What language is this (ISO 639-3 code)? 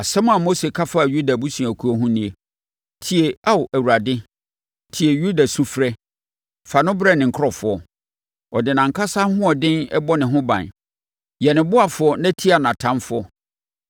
aka